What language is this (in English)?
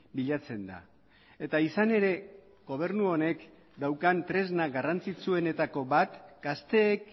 Basque